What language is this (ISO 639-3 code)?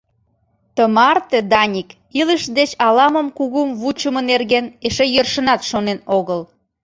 chm